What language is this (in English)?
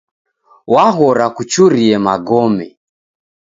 Taita